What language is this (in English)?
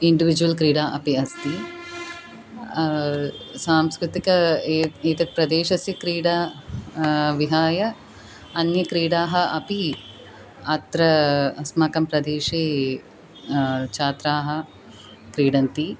Sanskrit